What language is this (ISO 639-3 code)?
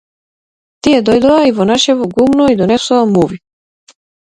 mkd